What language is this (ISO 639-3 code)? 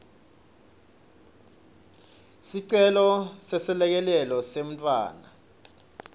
ssw